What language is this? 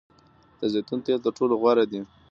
Pashto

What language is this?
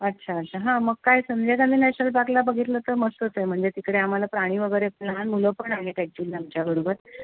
Marathi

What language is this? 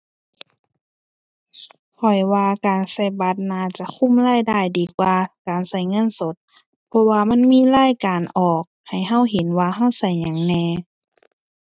Thai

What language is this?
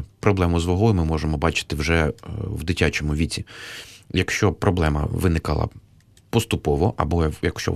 Ukrainian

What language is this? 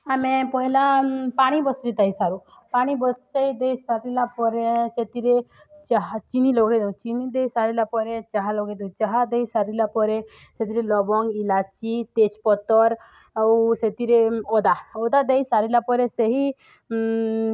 Odia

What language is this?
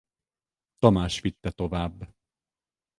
Hungarian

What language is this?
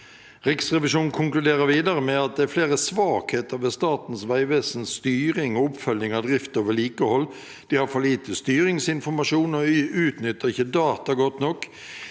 Norwegian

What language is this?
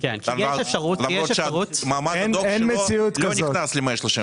Hebrew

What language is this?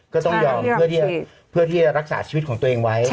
Thai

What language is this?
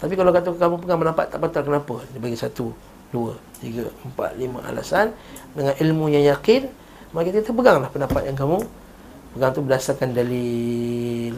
Malay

